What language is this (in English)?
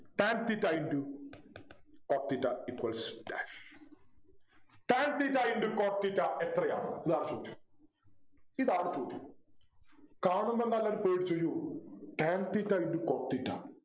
Malayalam